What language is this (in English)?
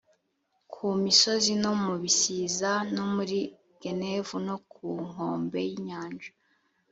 Kinyarwanda